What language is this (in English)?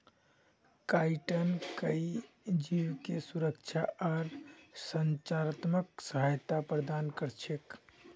Magahi